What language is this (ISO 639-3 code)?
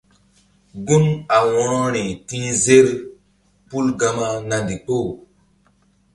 mdd